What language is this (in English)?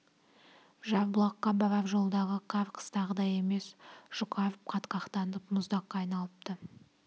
Kazakh